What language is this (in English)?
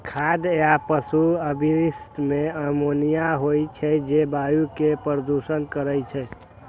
Maithili